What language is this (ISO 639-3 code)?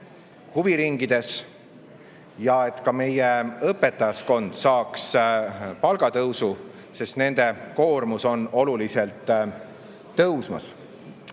est